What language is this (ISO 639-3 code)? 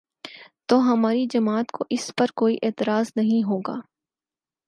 urd